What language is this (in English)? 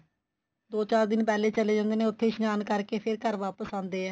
Punjabi